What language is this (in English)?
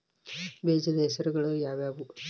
Kannada